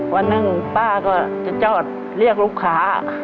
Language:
Thai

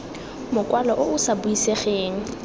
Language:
Tswana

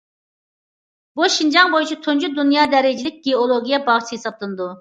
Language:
Uyghur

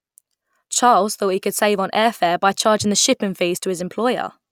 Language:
English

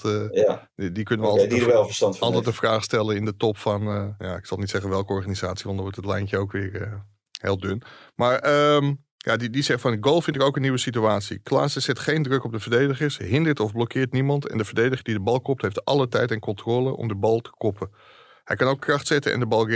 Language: Dutch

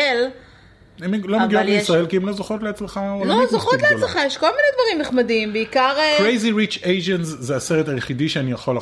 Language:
Hebrew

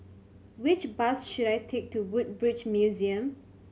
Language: English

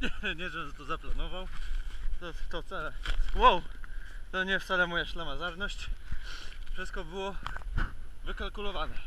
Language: Polish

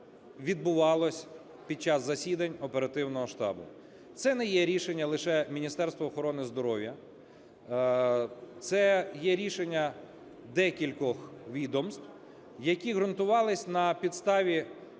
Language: Ukrainian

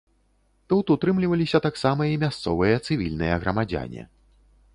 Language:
Belarusian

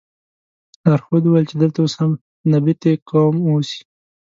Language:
Pashto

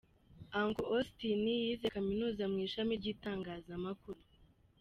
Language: Kinyarwanda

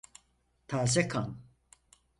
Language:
Turkish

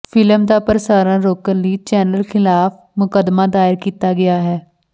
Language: Punjabi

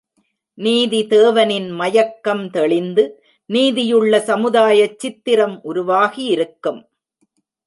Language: Tamil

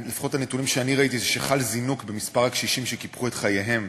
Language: Hebrew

